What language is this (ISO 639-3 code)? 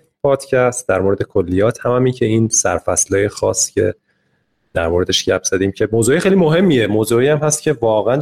fas